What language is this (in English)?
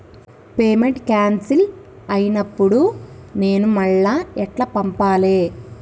Telugu